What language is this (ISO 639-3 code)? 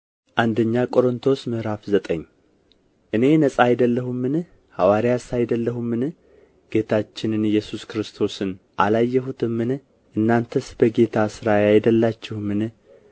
amh